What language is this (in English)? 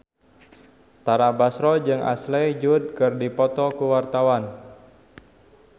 Sundanese